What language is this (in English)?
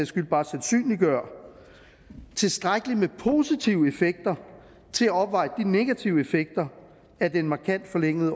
Danish